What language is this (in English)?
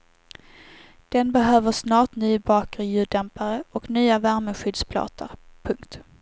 Swedish